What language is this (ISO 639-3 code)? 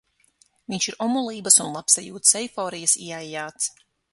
lav